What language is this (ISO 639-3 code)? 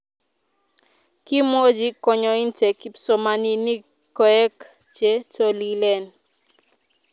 kln